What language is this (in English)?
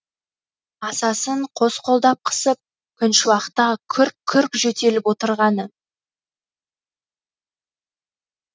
Kazakh